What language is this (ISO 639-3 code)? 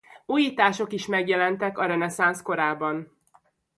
hun